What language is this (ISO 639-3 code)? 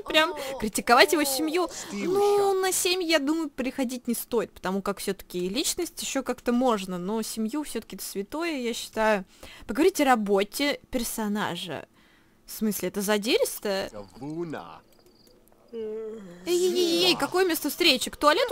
rus